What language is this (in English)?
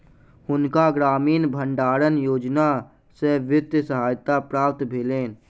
Maithili